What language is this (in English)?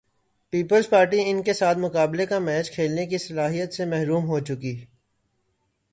Urdu